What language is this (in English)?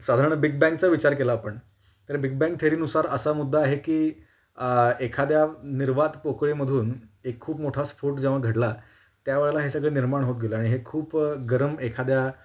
Marathi